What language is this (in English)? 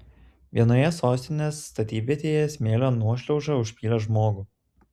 Lithuanian